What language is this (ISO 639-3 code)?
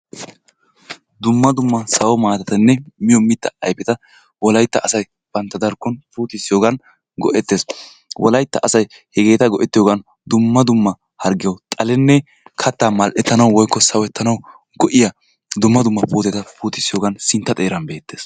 wal